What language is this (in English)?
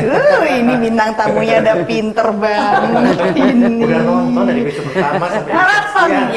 Indonesian